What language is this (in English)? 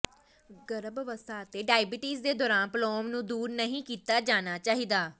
Punjabi